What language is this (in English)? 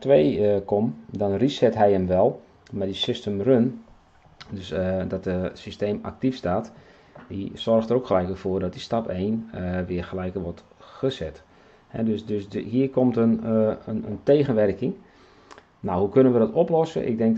Dutch